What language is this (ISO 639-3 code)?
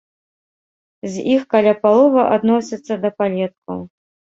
bel